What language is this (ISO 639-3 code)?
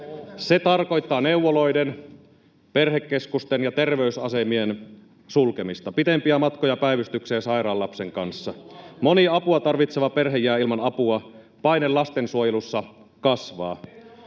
fin